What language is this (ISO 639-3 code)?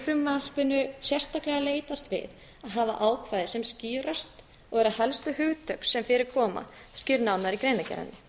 isl